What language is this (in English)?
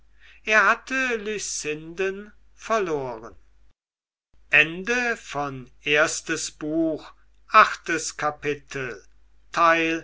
German